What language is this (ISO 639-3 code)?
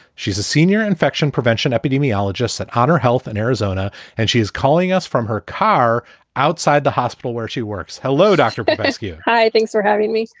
eng